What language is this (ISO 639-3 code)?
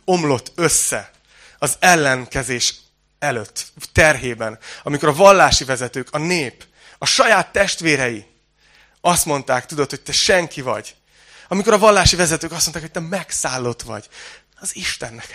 hun